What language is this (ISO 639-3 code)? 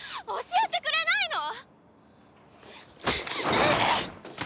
jpn